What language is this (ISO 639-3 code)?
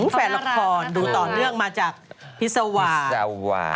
tha